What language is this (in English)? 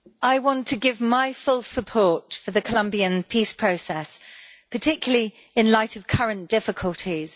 English